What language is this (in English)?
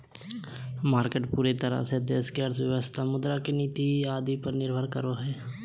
Magahi